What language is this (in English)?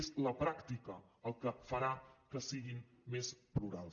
Catalan